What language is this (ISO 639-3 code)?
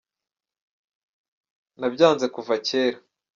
kin